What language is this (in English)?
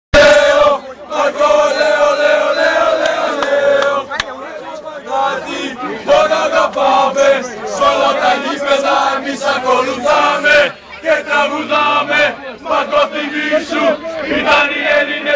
Greek